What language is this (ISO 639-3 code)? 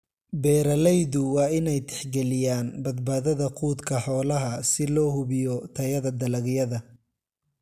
som